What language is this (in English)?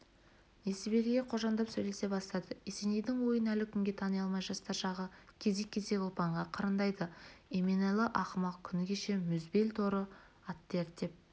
Kazakh